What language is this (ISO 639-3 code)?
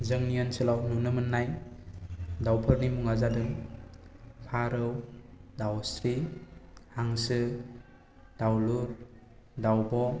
brx